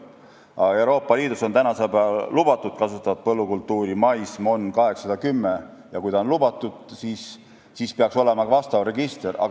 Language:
Estonian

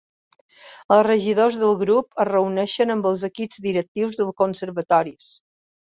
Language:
Catalan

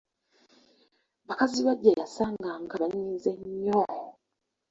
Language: Ganda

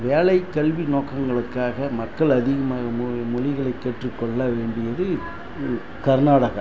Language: Tamil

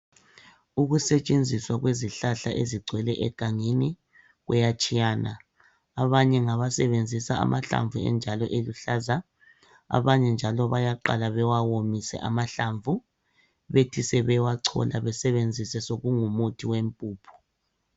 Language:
North Ndebele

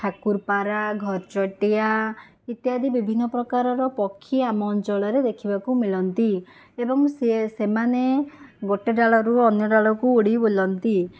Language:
Odia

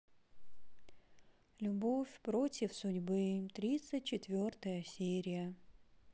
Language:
Russian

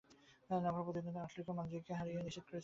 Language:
Bangla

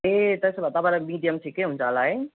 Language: Nepali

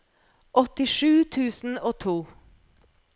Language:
Norwegian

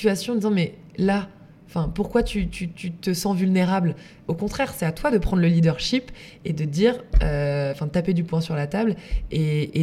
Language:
French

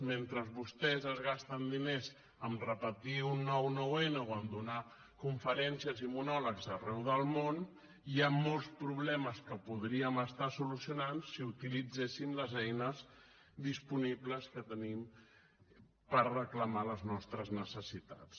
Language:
Catalan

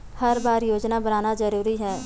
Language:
Chhattisgarhi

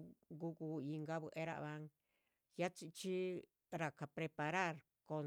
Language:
Chichicapan Zapotec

